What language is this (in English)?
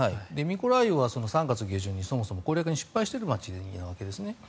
Japanese